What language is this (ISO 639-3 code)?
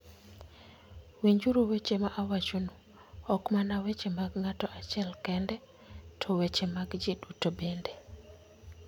luo